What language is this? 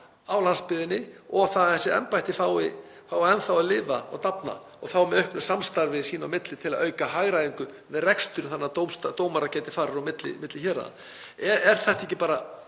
Icelandic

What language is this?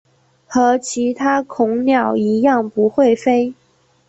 Chinese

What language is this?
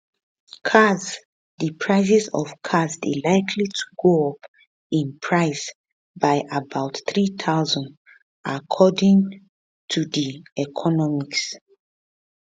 Nigerian Pidgin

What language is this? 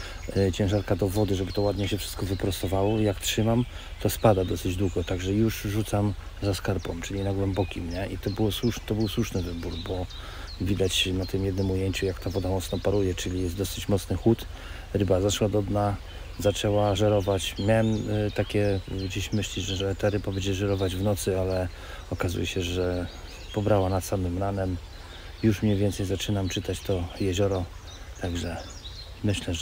Polish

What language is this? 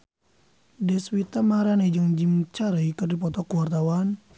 Sundanese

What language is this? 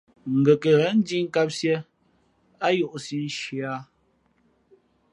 Fe'fe'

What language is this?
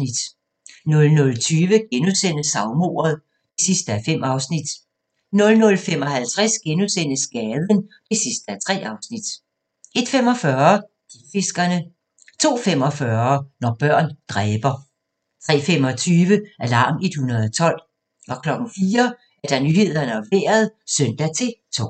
Danish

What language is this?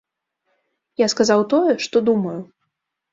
Belarusian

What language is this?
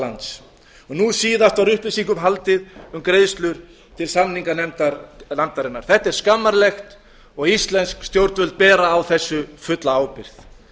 Icelandic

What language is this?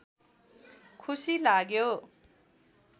Nepali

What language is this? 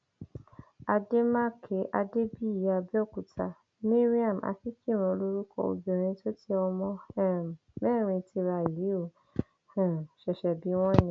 Yoruba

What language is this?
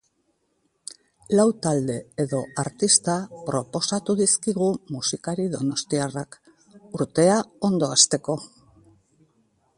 Basque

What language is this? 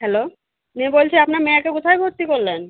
Bangla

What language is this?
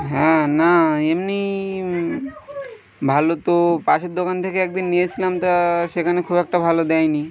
Bangla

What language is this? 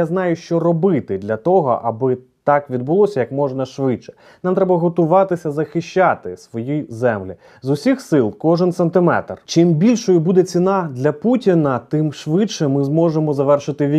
Ukrainian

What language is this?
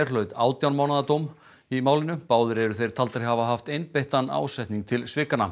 Icelandic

